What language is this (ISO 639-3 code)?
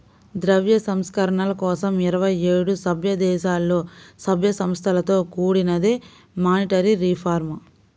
tel